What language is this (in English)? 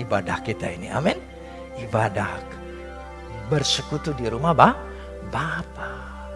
Indonesian